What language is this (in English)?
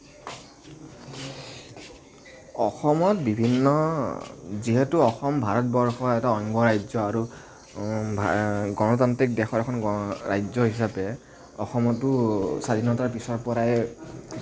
Assamese